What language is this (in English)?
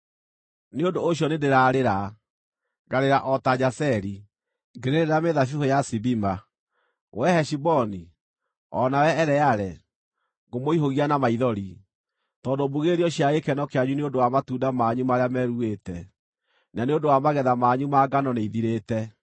Kikuyu